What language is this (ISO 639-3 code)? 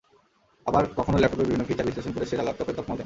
ben